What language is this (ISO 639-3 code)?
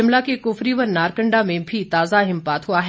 hin